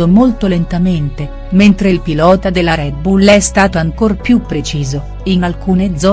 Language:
Italian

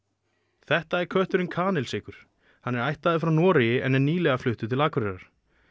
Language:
Icelandic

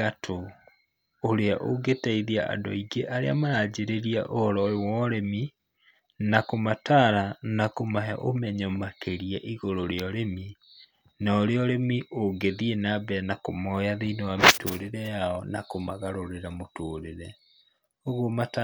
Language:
Kikuyu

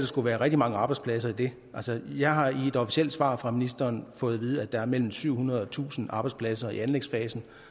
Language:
Danish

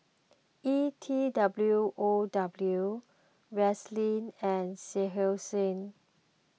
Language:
English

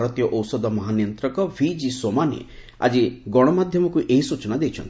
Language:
Odia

